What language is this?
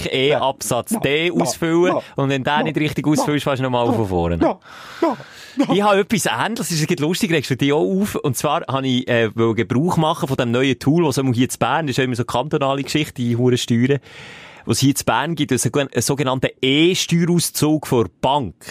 German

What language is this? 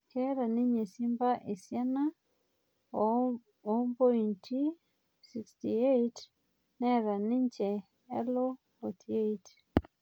Masai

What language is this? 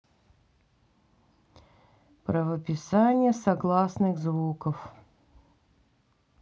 Russian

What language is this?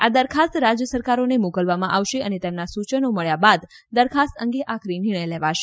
Gujarati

